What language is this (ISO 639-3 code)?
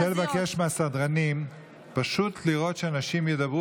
heb